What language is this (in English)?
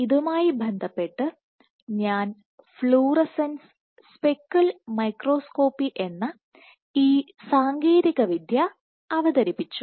Malayalam